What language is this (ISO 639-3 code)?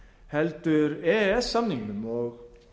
isl